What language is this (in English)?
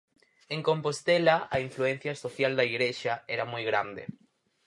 Galician